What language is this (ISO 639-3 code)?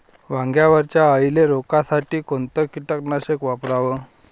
mar